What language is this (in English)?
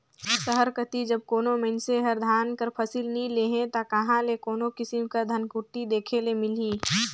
Chhattisgarhi